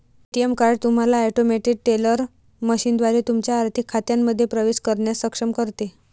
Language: Marathi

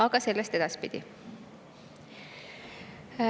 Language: Estonian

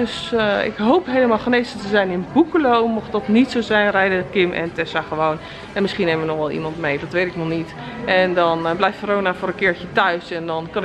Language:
Dutch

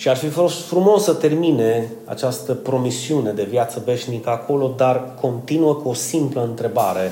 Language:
Romanian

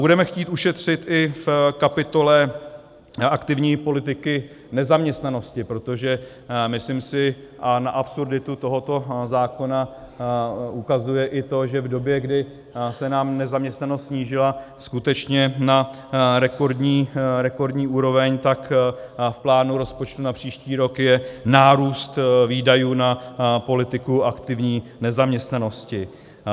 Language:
Czech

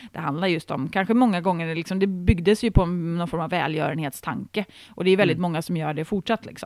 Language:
Swedish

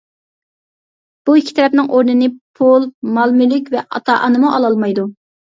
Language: Uyghur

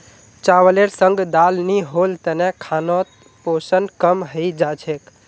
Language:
Magahi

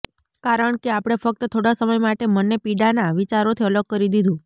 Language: Gujarati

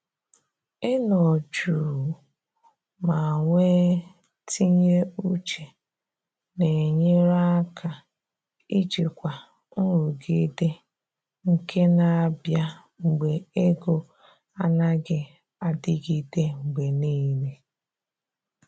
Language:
Igbo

